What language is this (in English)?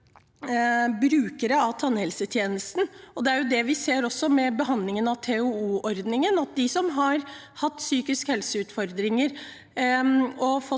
Norwegian